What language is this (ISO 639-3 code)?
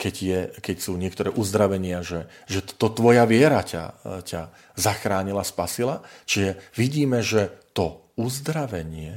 slk